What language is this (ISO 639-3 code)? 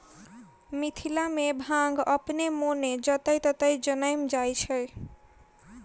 mai